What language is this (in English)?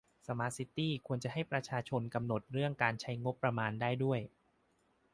Thai